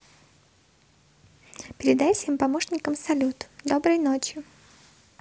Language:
Russian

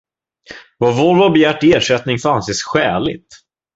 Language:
Swedish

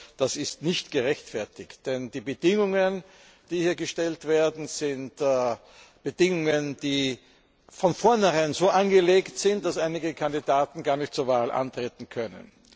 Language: German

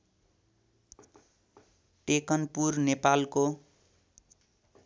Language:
Nepali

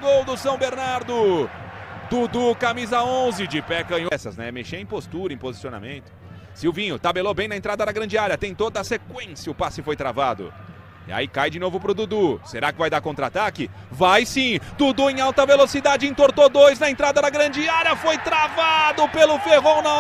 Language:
Portuguese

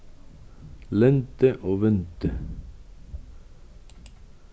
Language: Faroese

